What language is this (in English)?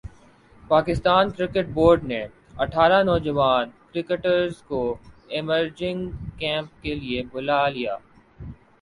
Urdu